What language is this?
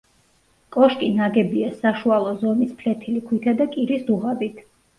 Georgian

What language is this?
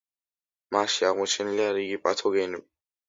Georgian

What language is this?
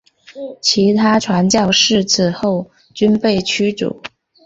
Chinese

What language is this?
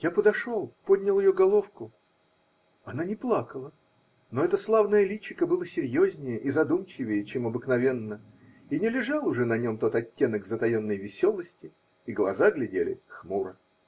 Russian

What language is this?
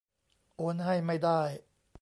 Thai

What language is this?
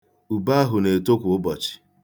Igbo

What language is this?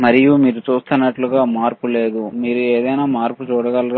Telugu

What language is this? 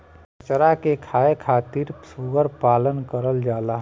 Bhojpuri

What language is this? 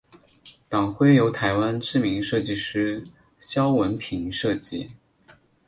Chinese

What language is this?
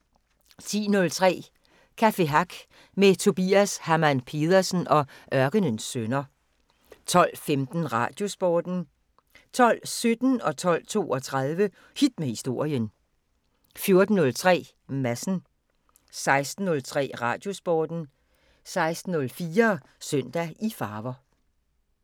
Danish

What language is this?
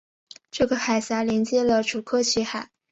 Chinese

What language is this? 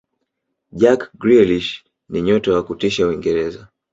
Swahili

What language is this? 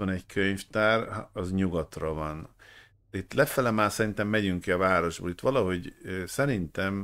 Hungarian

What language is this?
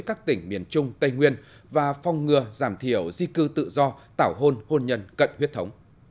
Vietnamese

